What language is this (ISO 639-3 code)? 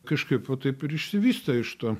lit